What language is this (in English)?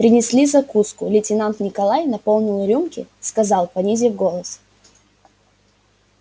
Russian